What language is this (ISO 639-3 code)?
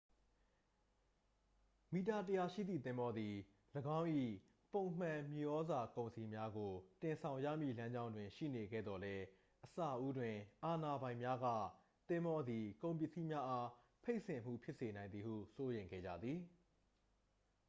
mya